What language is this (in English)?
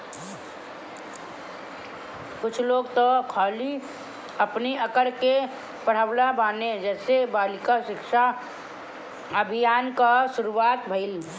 Bhojpuri